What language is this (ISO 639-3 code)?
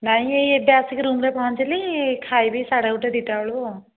ori